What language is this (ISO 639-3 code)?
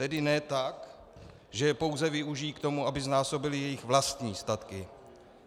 ces